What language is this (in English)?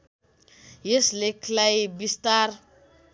Nepali